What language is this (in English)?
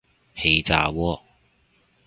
Cantonese